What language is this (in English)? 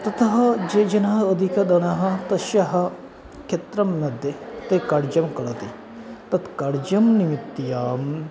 Sanskrit